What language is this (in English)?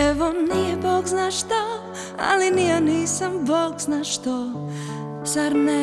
Croatian